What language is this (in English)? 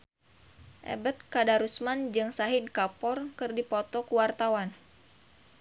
Sundanese